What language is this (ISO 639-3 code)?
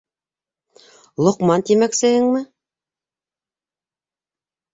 bak